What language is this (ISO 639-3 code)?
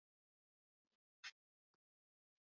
swa